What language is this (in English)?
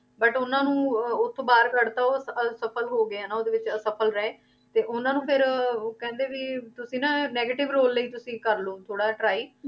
Punjabi